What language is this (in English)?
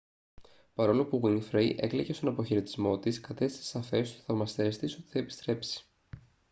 Greek